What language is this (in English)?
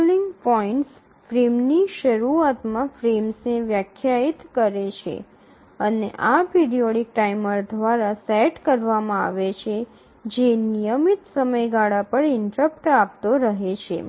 Gujarati